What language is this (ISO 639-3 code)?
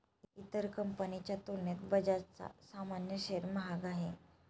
mar